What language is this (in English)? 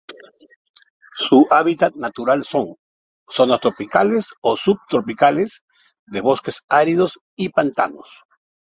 Spanish